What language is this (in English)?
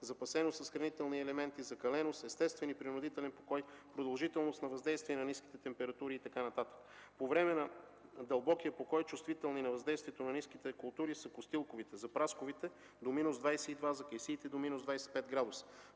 Bulgarian